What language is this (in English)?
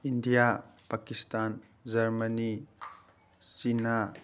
Manipuri